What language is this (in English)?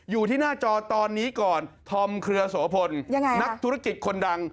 Thai